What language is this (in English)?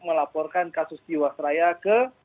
Indonesian